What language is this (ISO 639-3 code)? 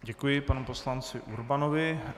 ces